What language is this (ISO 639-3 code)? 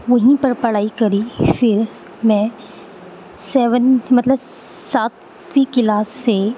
urd